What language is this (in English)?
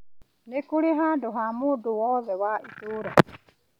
Kikuyu